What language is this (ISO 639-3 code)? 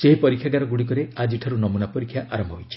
ori